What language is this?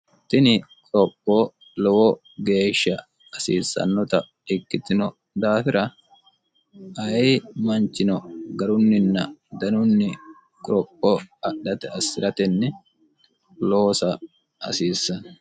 Sidamo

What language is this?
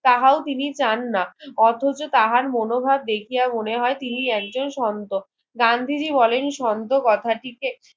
Bangla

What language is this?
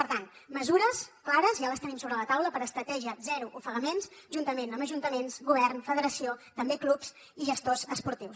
Catalan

